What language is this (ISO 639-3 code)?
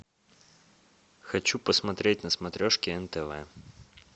rus